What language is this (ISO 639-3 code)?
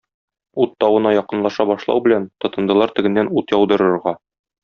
tat